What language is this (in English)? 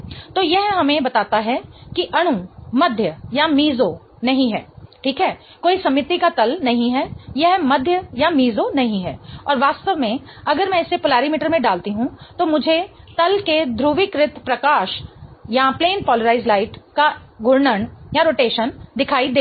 Hindi